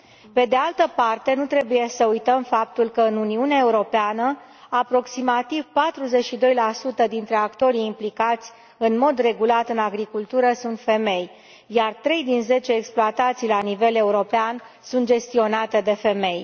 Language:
Romanian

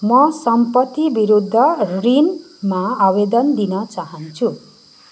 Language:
Nepali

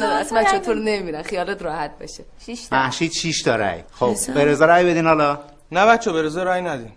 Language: Persian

